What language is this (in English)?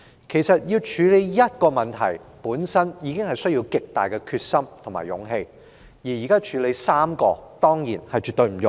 Cantonese